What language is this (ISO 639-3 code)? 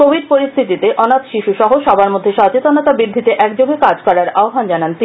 ben